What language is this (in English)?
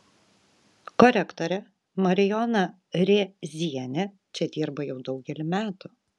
Lithuanian